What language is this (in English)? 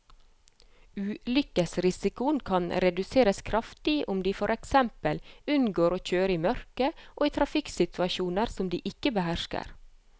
Norwegian